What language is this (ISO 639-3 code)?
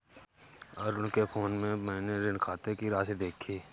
hin